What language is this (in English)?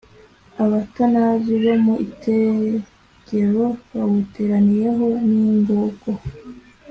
Kinyarwanda